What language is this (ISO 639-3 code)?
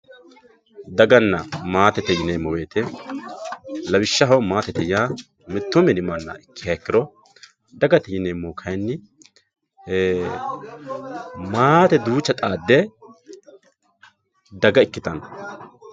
sid